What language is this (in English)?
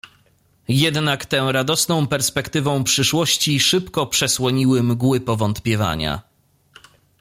Polish